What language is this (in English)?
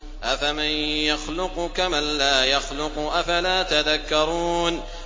Arabic